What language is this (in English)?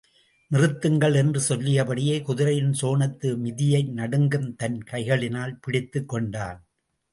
Tamil